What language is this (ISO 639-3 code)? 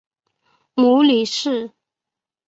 zho